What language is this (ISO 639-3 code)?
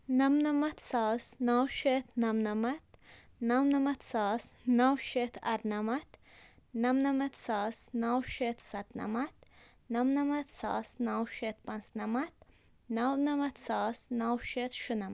kas